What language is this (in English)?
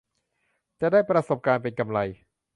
Thai